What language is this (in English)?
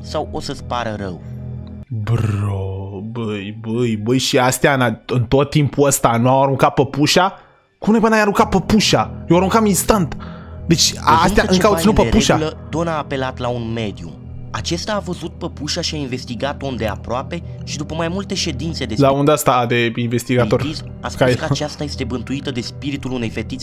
Romanian